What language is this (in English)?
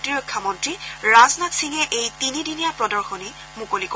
Assamese